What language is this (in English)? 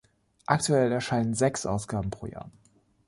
German